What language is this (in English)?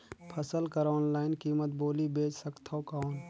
Chhattisgarhi